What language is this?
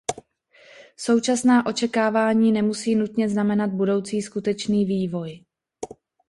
Czech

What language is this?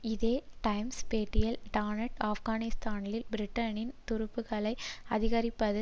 Tamil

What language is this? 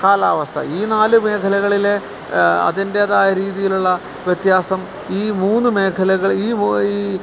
Malayalam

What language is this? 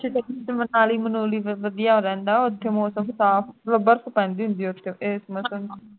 Punjabi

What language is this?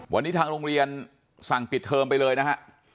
Thai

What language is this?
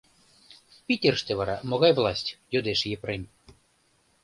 Mari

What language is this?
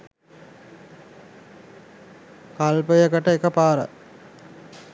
Sinhala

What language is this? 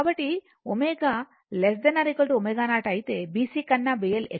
Telugu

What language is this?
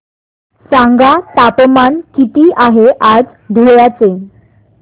Marathi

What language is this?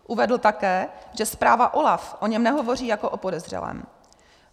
Czech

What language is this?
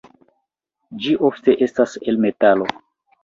Esperanto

